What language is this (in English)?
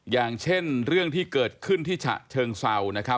Thai